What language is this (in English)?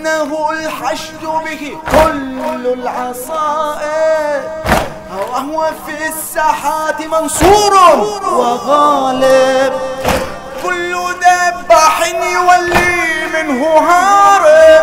Arabic